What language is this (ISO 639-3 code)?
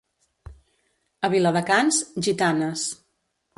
cat